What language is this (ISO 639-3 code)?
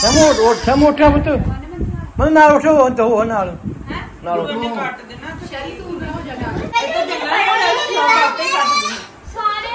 pan